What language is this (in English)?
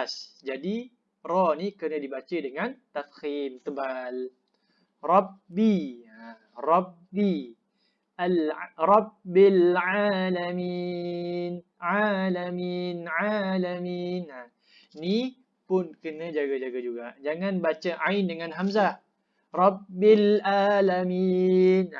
Malay